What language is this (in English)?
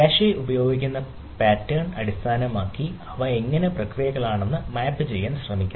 Malayalam